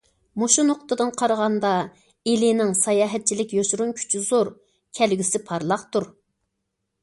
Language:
Uyghur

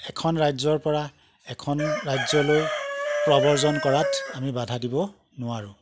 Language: Assamese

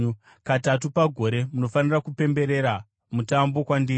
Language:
Shona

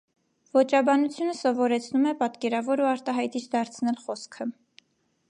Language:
Armenian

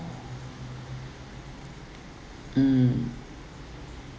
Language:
English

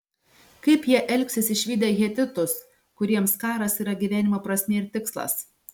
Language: Lithuanian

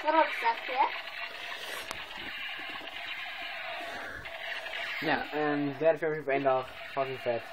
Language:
Dutch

